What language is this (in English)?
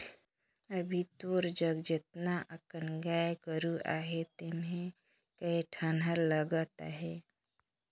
Chhattisgarhi